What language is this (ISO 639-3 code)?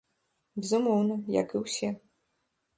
bel